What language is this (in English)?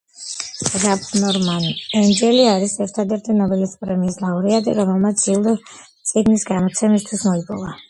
Georgian